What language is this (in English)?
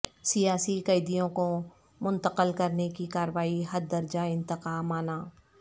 Urdu